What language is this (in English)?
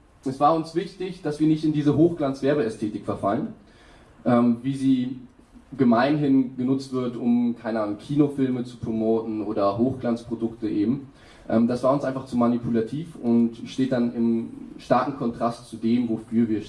German